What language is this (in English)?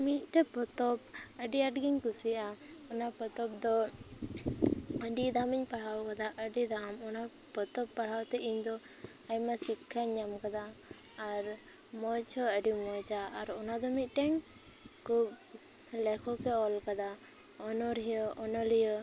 Santali